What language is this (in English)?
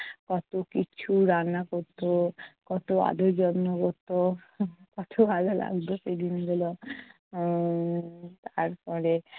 Bangla